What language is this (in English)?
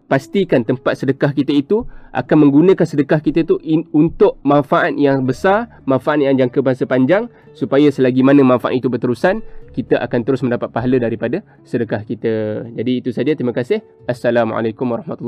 Malay